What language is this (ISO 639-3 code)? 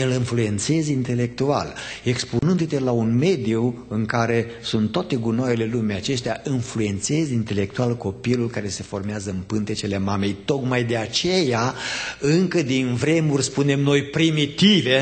ron